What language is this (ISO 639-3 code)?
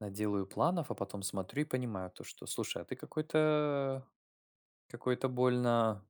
rus